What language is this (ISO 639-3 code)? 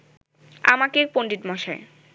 ben